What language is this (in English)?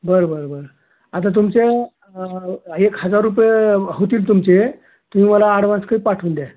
Marathi